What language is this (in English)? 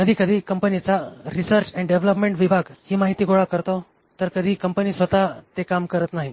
Marathi